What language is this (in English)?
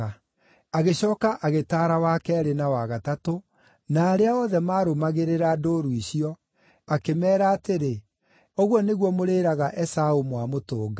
Kikuyu